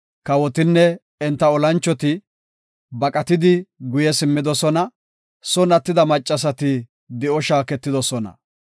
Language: Gofa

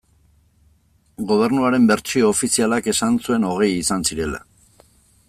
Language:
Basque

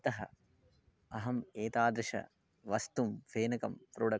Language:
Sanskrit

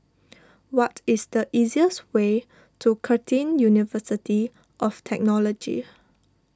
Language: English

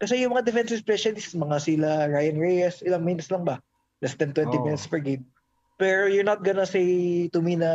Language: Filipino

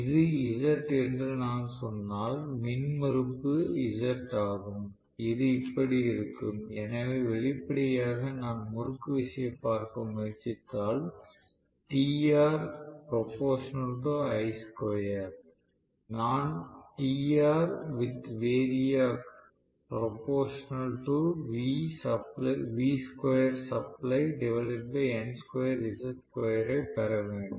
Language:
Tamil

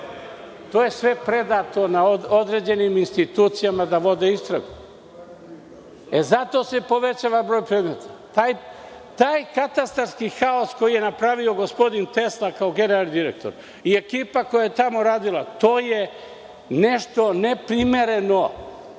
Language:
Serbian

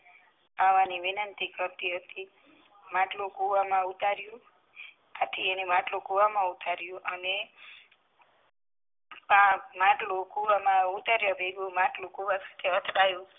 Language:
Gujarati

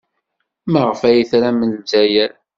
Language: Kabyle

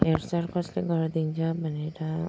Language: Nepali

